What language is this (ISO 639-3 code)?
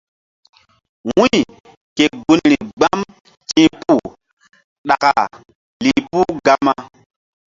mdd